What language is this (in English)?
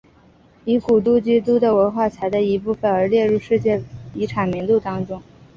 Chinese